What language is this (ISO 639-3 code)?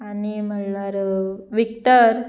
kok